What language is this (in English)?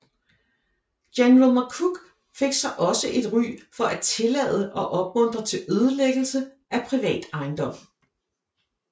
Danish